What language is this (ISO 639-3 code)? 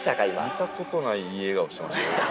jpn